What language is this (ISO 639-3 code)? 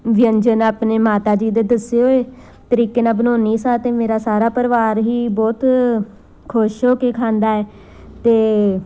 pan